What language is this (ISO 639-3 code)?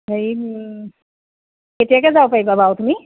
asm